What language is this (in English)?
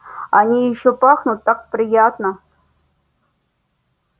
Russian